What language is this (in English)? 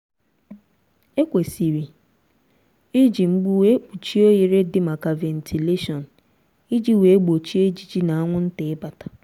Igbo